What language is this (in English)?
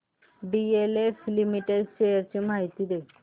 Marathi